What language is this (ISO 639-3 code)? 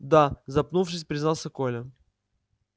rus